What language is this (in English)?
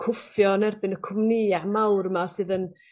Welsh